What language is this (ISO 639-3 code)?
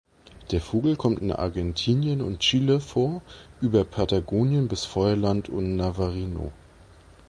deu